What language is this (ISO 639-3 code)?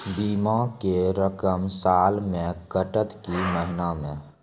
mai